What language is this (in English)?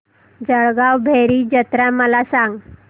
Marathi